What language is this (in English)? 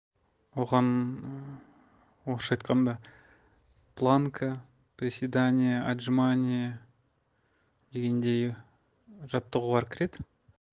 Kazakh